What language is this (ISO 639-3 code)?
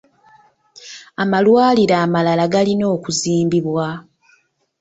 lug